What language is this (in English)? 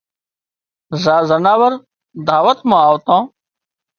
Wadiyara Koli